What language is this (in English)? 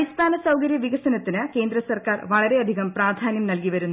Malayalam